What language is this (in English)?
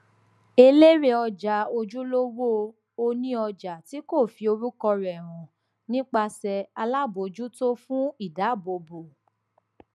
Yoruba